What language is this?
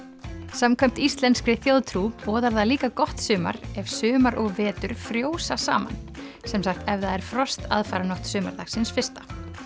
Icelandic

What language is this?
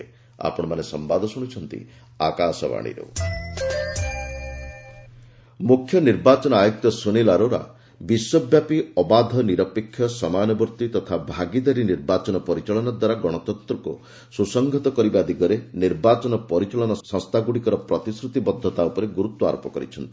Odia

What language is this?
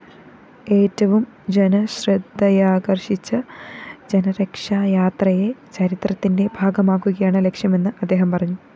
Malayalam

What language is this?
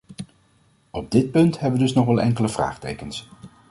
Dutch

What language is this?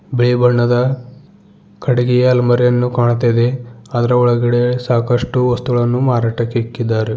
Kannada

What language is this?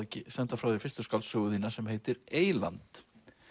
Icelandic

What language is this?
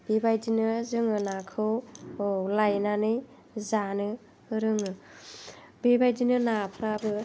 Bodo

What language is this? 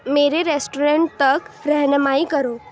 Urdu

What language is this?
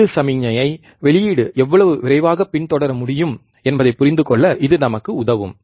Tamil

